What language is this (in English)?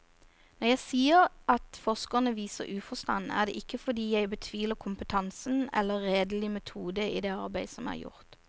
Norwegian